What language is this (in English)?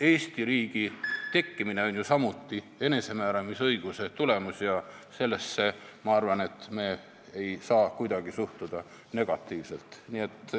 Estonian